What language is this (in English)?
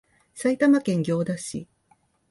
Japanese